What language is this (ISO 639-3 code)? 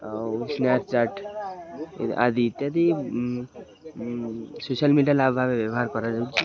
ori